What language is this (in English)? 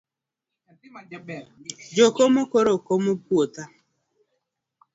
Luo (Kenya and Tanzania)